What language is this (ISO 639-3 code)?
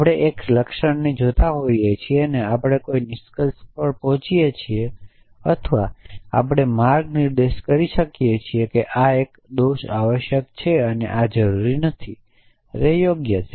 guj